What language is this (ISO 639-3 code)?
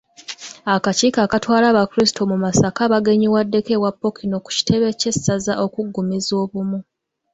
lug